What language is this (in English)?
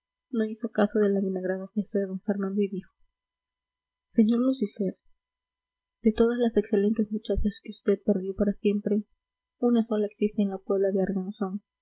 Spanish